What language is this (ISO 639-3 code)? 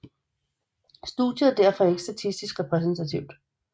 dan